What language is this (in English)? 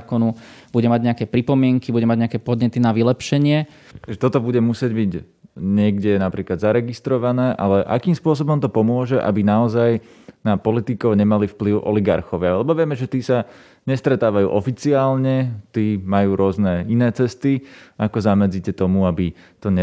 Slovak